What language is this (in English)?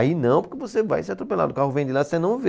Portuguese